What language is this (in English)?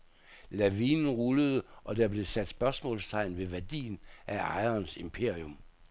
Danish